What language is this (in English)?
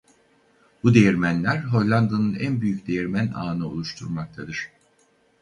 Turkish